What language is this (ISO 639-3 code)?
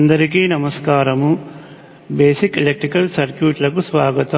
tel